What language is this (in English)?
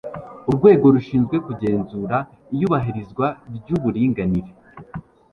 Kinyarwanda